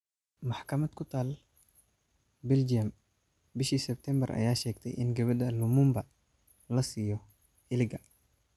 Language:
Somali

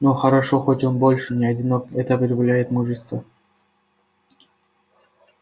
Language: Russian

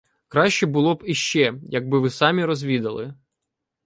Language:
Ukrainian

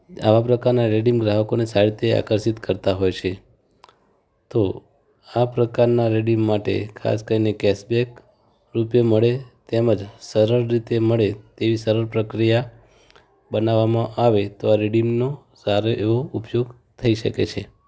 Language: Gujarati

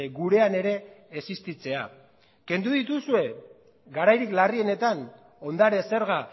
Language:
Basque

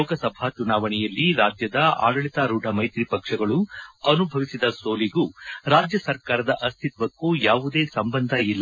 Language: Kannada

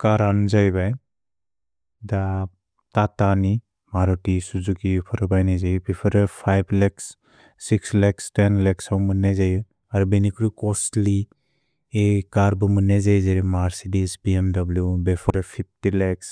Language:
Bodo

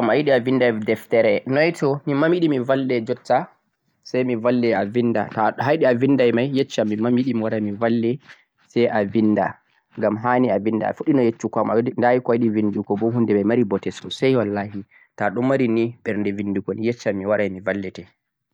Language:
Central-Eastern Niger Fulfulde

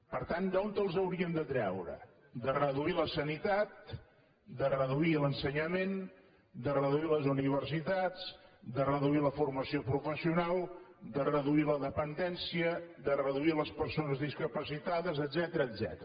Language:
Catalan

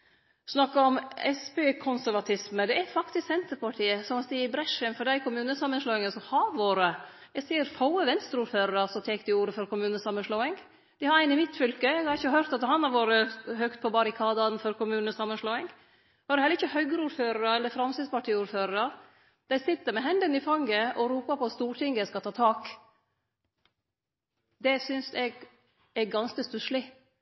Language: Norwegian Nynorsk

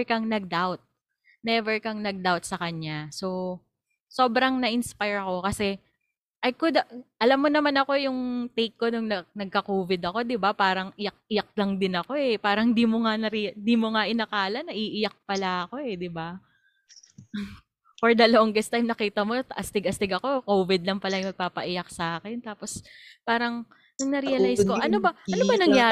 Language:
Filipino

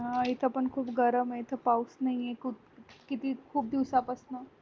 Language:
Marathi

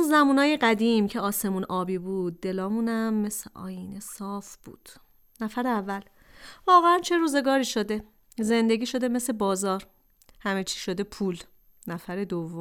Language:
Persian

